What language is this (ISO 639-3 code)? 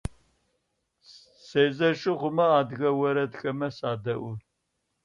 ady